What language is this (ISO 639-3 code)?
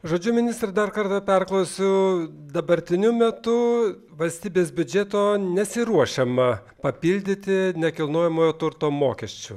lit